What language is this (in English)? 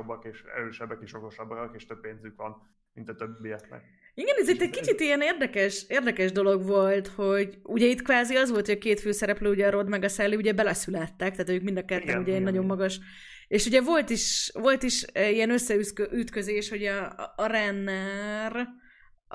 Hungarian